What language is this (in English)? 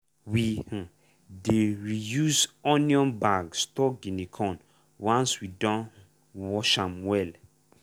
Nigerian Pidgin